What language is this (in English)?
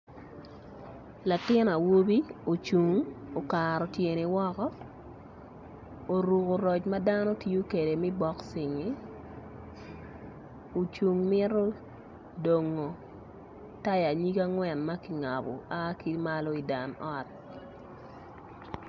Acoli